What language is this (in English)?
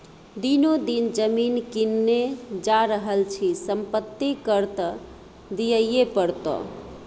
Maithili